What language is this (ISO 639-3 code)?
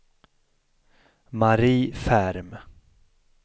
swe